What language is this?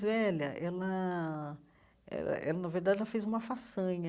Portuguese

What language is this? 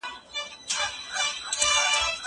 Pashto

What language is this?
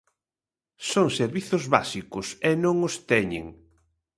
Galician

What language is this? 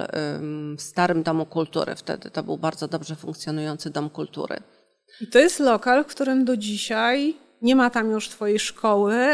Polish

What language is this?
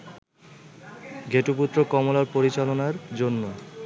Bangla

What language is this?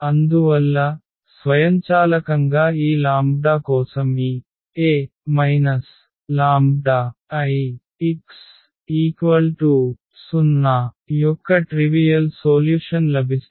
Telugu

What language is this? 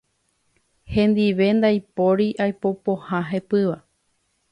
Guarani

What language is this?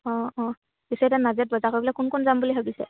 Assamese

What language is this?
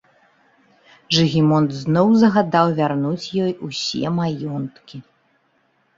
Belarusian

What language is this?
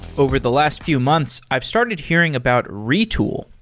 English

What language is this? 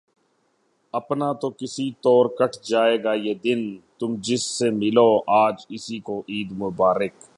Urdu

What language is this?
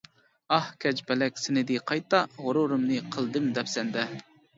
Uyghur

